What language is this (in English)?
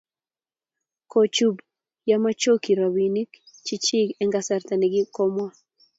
Kalenjin